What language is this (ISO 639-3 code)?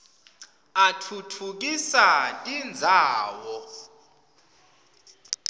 ssw